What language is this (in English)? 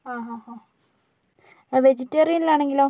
Malayalam